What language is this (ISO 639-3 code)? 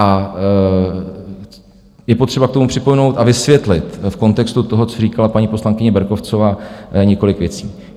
ces